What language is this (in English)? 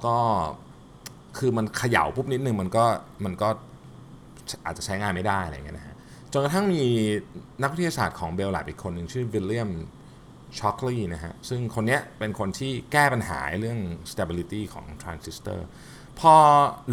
Thai